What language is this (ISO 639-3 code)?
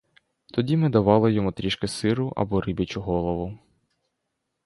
ukr